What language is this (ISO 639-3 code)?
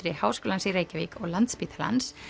isl